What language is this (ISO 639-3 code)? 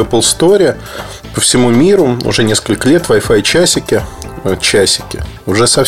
rus